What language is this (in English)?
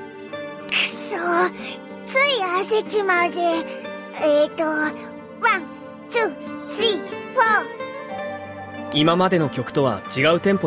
Japanese